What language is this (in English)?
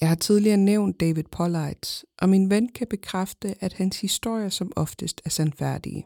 Danish